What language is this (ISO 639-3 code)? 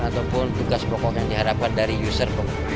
ind